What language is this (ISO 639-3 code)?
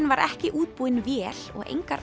isl